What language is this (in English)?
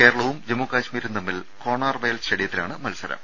Malayalam